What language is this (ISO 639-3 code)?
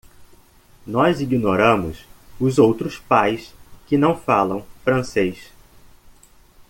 por